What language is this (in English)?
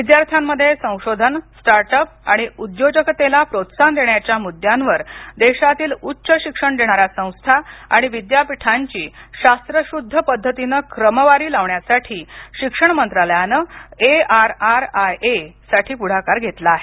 Marathi